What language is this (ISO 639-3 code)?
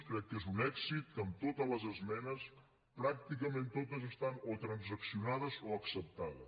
cat